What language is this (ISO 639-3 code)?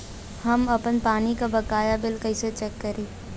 bho